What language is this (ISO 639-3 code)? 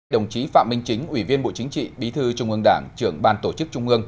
vie